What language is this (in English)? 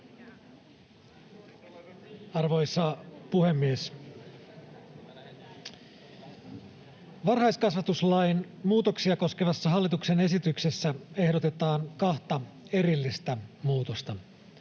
Finnish